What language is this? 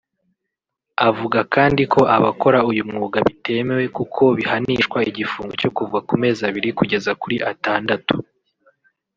Kinyarwanda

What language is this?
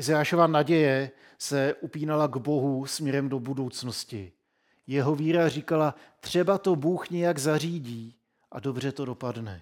Czech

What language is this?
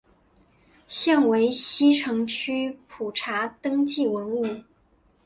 Chinese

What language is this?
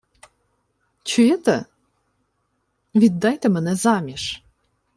Ukrainian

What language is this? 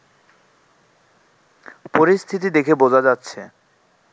Bangla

